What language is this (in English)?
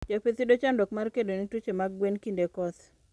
Luo (Kenya and Tanzania)